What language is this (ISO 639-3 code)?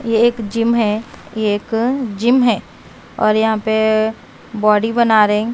hin